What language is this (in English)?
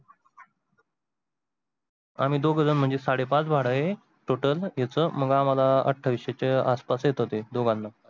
Marathi